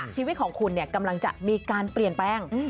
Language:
Thai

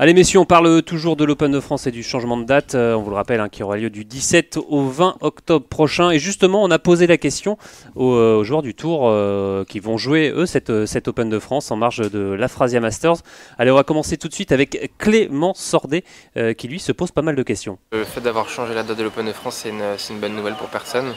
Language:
French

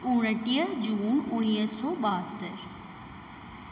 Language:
Sindhi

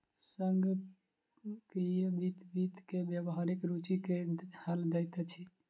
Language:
Maithili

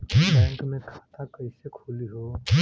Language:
Bhojpuri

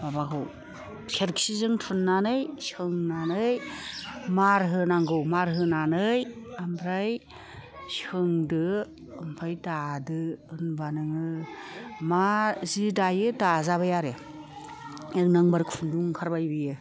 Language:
Bodo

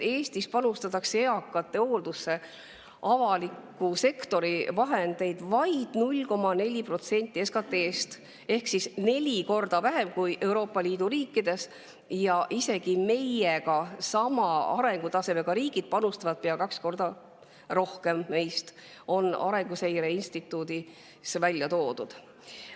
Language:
Estonian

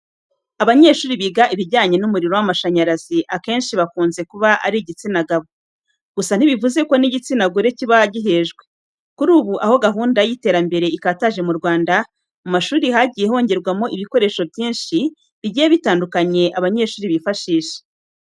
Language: Kinyarwanda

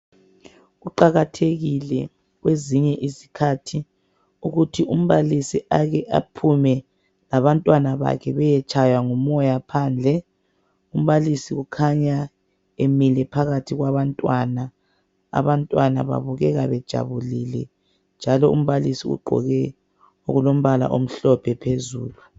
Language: North Ndebele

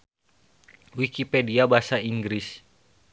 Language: Sundanese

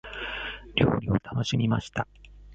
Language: Japanese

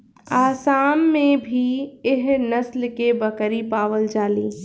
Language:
Bhojpuri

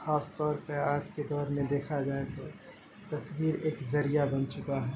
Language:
Urdu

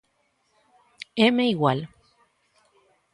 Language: Galician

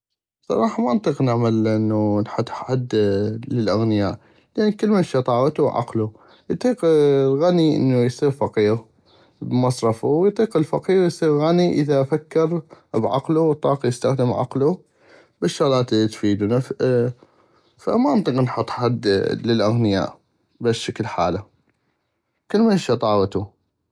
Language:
North Mesopotamian Arabic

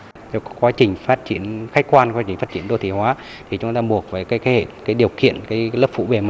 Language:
Vietnamese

